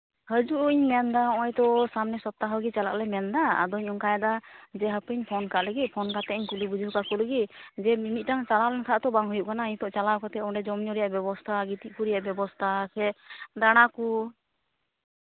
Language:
Santali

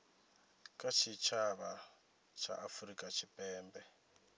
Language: Venda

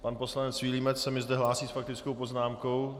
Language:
Czech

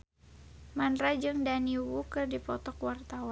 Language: Sundanese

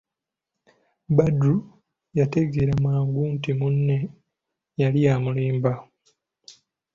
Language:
Ganda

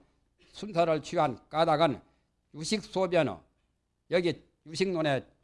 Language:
Korean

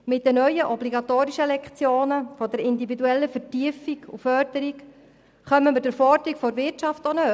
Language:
Swiss German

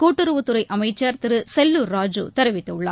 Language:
Tamil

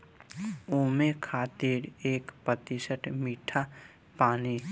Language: Bhojpuri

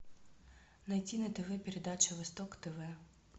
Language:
Russian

